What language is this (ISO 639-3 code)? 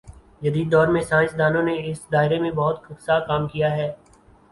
urd